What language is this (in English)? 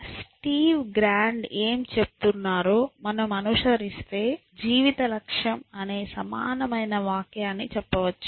Telugu